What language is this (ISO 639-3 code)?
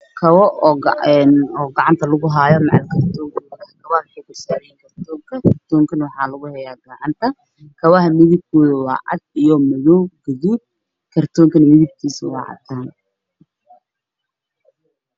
som